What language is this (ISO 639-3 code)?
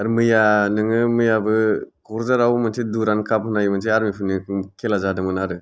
brx